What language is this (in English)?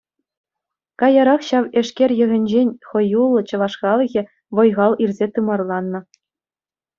Chuvash